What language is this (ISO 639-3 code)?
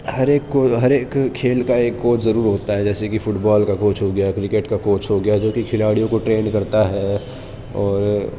urd